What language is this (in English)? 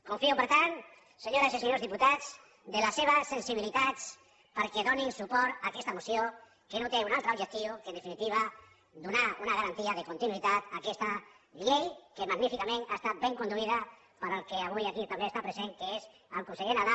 Catalan